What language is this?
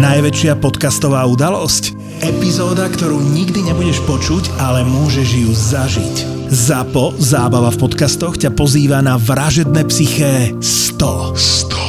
Slovak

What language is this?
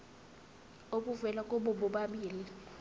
Zulu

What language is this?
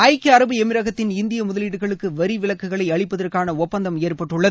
Tamil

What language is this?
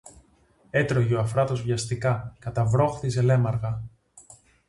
Greek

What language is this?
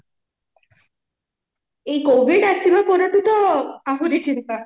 Odia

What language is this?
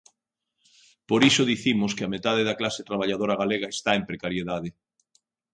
Galician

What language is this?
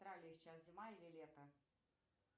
Russian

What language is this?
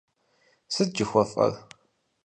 Kabardian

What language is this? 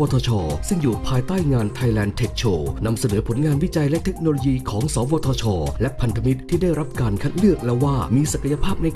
Thai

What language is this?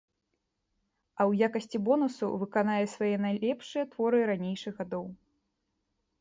Belarusian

